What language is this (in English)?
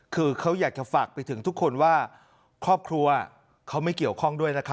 Thai